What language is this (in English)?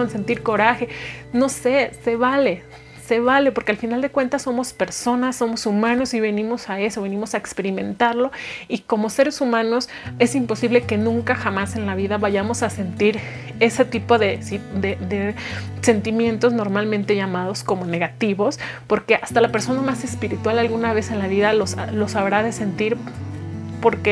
Spanish